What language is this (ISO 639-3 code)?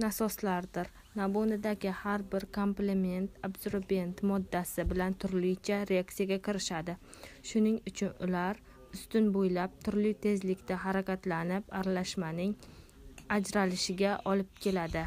ron